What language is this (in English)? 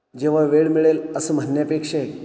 Marathi